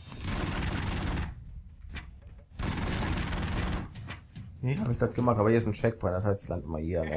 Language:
German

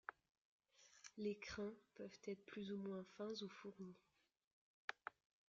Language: French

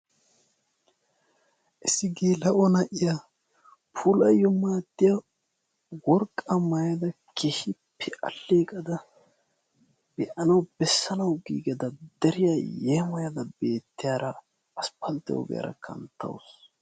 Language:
Wolaytta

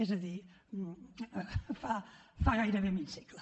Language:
Catalan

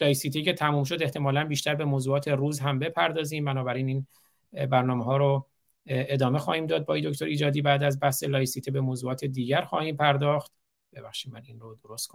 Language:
Persian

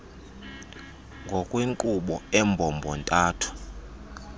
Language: Xhosa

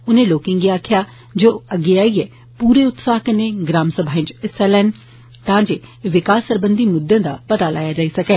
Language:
Dogri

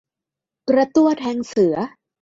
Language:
Thai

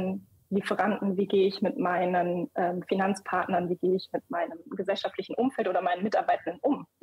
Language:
German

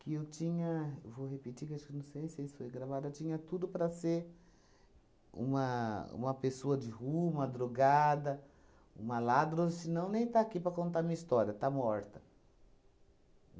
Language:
Portuguese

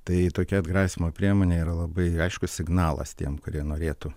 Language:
Lithuanian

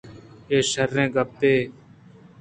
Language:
Eastern Balochi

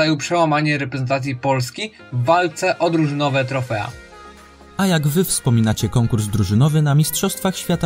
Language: Polish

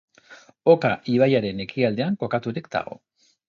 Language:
Basque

